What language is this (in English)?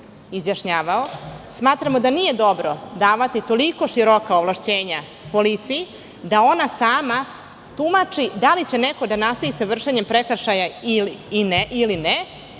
Serbian